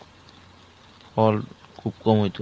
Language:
Bangla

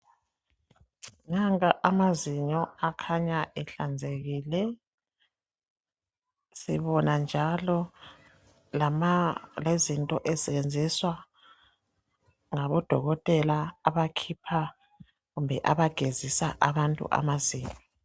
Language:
North Ndebele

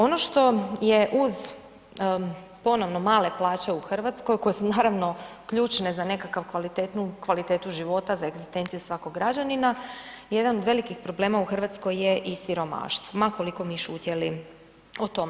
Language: Croatian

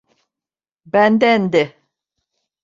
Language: Turkish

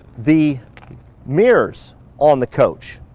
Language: English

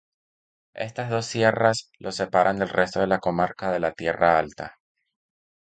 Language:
Spanish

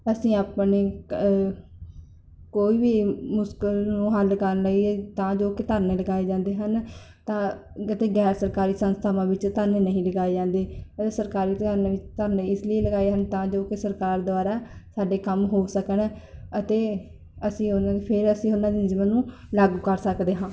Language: Punjabi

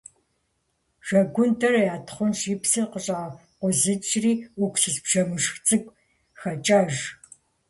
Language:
Kabardian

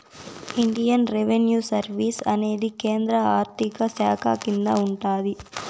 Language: Telugu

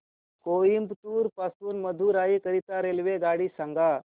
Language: Marathi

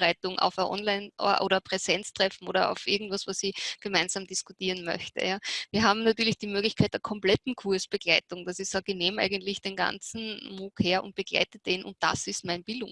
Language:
German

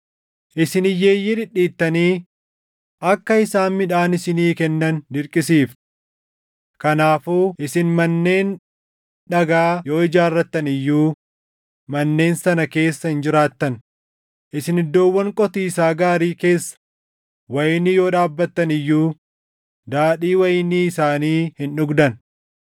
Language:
Oromo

